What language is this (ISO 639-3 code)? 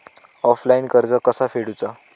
mar